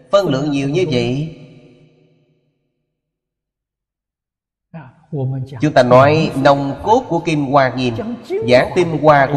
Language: Vietnamese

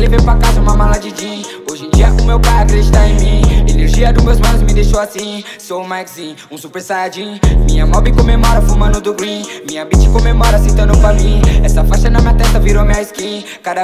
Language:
Portuguese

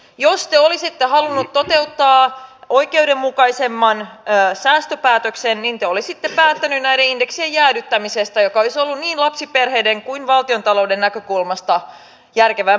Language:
Finnish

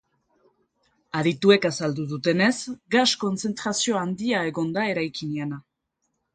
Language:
Basque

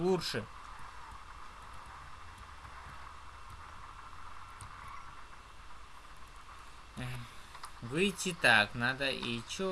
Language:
Russian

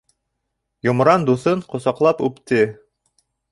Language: Bashkir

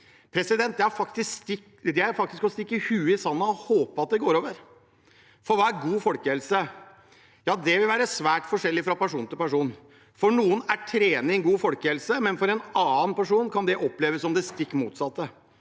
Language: Norwegian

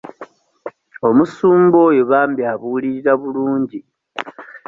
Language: Ganda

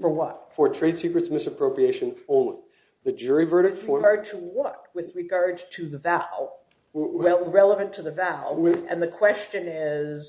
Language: English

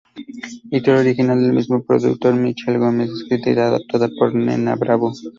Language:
Spanish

